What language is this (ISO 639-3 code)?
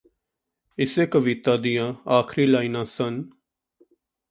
pan